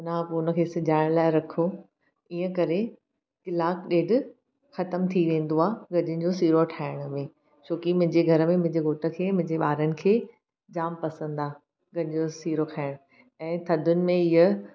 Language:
Sindhi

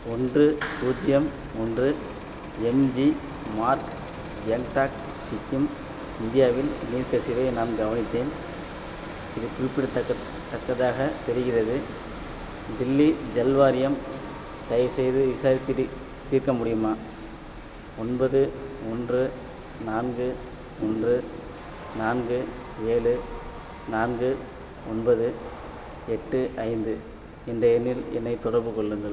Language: Tamil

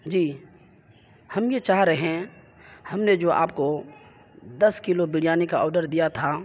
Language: Urdu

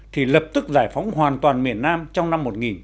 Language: Vietnamese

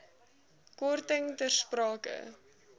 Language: Afrikaans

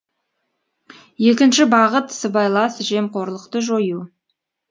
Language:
Kazakh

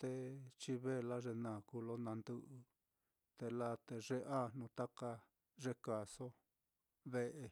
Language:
Mitlatongo Mixtec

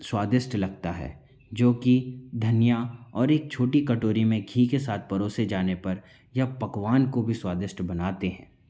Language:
Hindi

